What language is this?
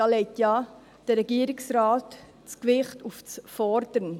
Swiss German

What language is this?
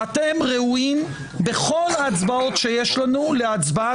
Hebrew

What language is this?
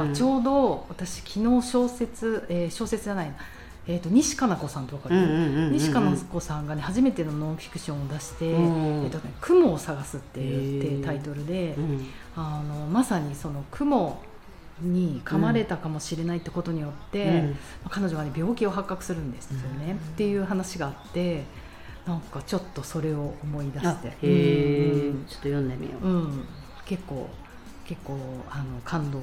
Japanese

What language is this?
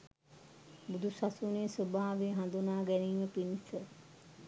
Sinhala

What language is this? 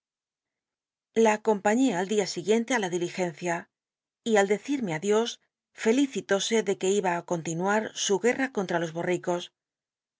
Spanish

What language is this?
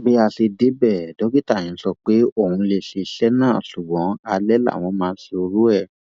Yoruba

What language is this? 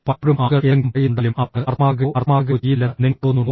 Malayalam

